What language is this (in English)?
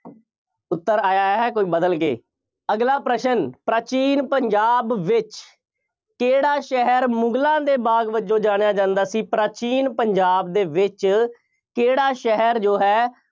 Punjabi